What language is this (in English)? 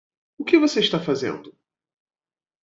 Portuguese